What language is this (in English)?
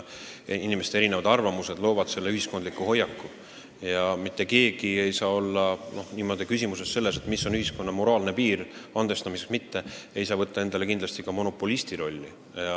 Estonian